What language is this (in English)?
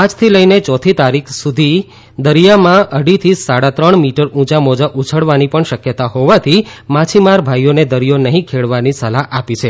Gujarati